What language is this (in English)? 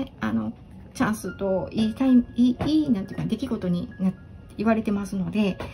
Japanese